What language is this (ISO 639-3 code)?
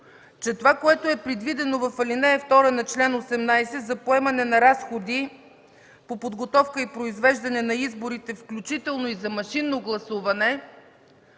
bul